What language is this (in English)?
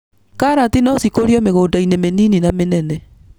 Kikuyu